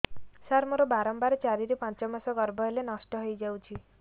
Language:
Odia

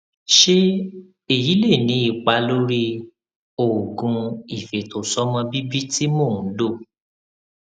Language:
Yoruba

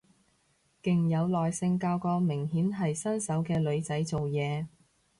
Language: Cantonese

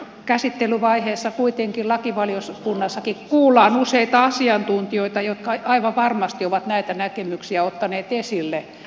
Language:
Finnish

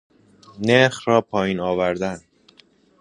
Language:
Persian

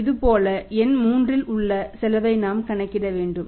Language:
Tamil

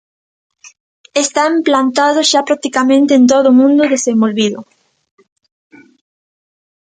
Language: Galician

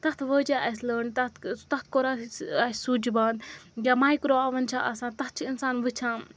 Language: Kashmiri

